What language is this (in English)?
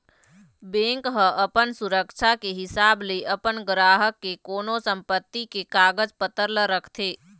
Chhattisgarhi